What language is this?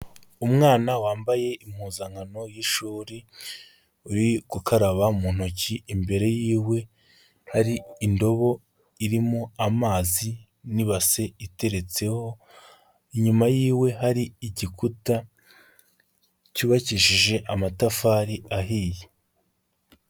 Kinyarwanda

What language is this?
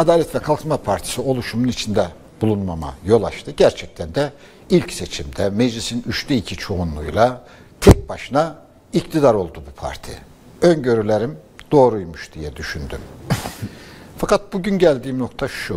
Turkish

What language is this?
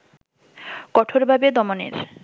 Bangla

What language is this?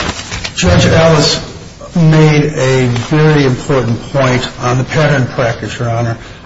English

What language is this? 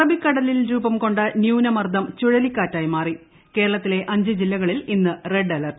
Malayalam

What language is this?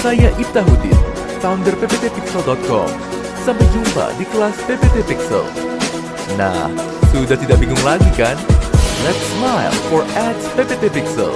Indonesian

